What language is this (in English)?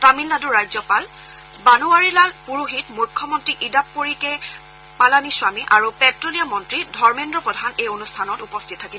Assamese